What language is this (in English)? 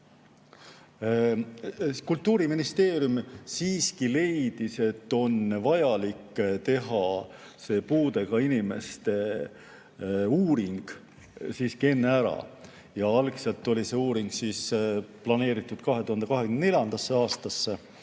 Estonian